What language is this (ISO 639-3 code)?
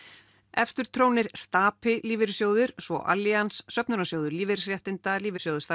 isl